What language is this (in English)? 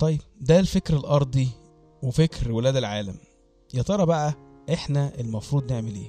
Arabic